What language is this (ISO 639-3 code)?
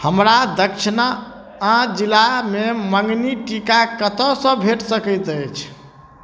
mai